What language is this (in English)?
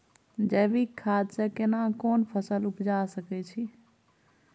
Maithili